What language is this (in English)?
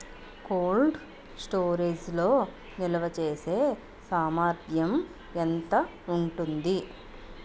Telugu